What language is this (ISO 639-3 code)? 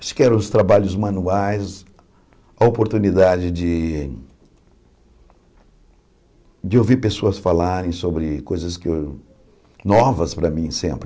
por